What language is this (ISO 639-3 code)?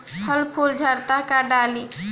bho